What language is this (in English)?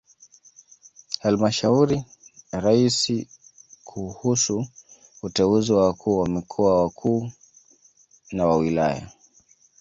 Swahili